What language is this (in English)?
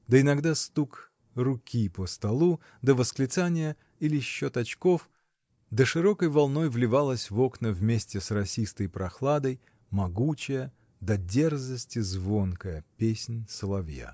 Russian